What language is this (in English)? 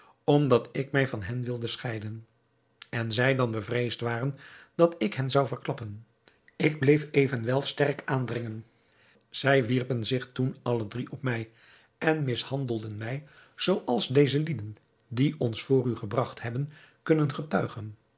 Dutch